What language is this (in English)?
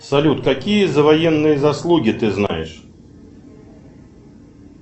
Russian